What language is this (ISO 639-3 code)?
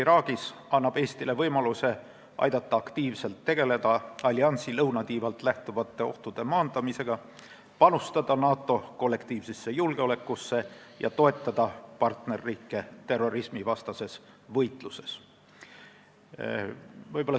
est